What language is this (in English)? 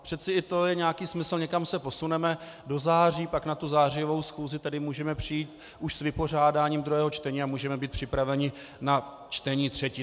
Czech